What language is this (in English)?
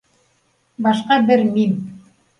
Bashkir